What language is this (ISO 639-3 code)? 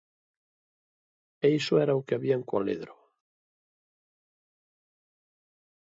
glg